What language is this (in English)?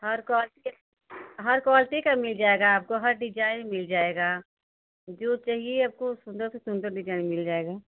Hindi